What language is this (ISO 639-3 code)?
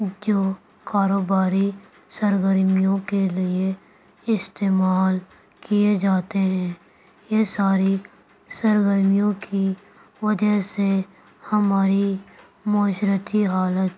urd